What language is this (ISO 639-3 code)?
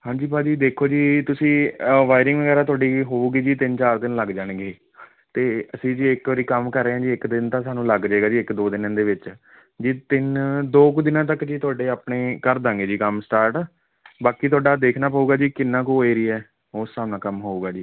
pan